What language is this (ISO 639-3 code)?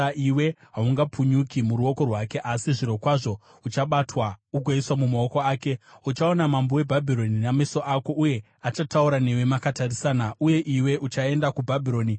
sna